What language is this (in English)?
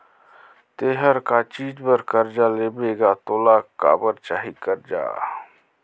Chhattisgarhi